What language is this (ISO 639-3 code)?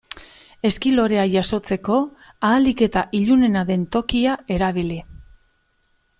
eus